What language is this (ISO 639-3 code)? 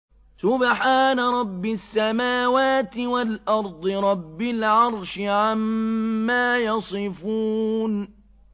ara